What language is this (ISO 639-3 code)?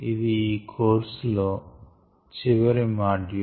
tel